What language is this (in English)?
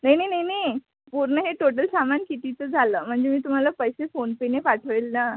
Marathi